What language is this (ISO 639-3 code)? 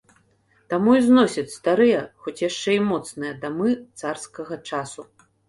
bel